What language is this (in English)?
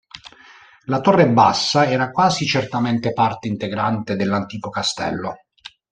Italian